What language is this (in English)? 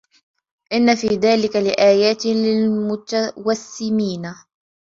Arabic